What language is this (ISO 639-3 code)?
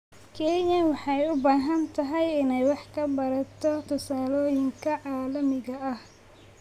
som